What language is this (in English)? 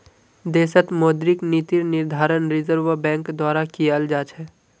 Magahi